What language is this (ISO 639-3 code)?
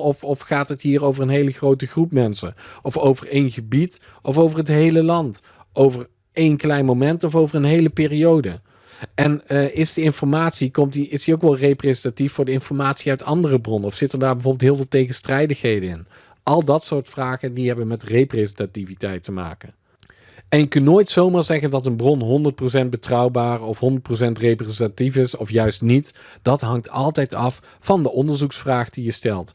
nld